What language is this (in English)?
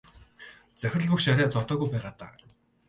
Mongolian